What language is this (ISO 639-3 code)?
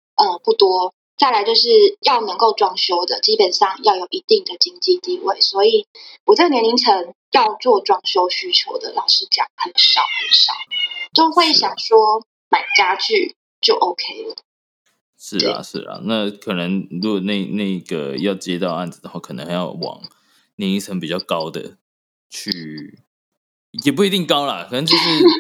zho